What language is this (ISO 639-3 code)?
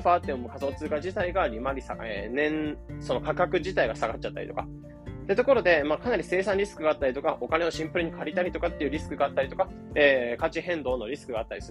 jpn